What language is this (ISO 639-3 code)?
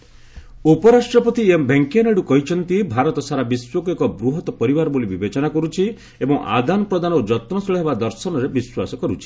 ori